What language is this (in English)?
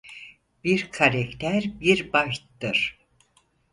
Turkish